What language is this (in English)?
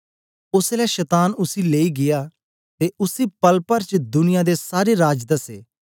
Dogri